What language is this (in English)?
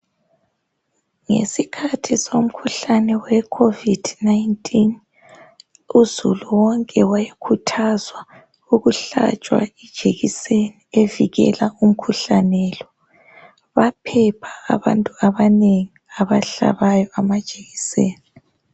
North Ndebele